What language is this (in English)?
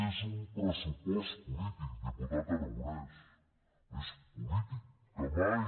Catalan